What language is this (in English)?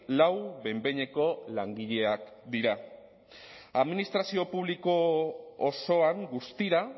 Basque